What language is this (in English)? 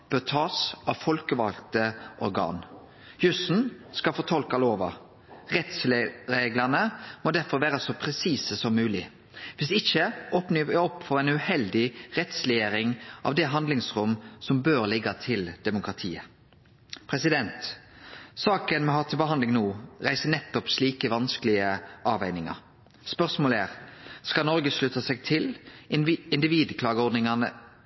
Norwegian Nynorsk